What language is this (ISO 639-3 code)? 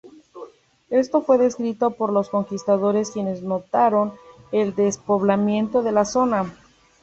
spa